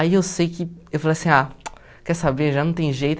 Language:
Portuguese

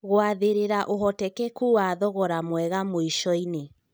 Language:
Kikuyu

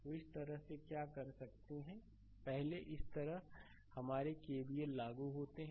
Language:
Hindi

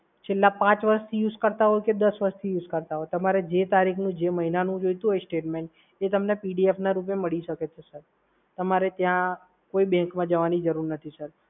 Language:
Gujarati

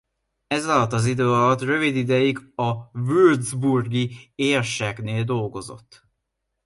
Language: Hungarian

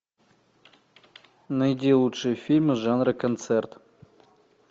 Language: Russian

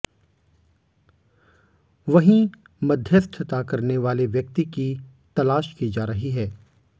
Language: Hindi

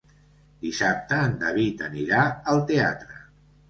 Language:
Catalan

